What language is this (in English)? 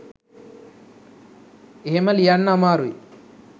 Sinhala